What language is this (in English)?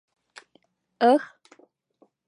Mari